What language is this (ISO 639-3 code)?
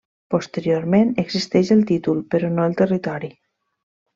cat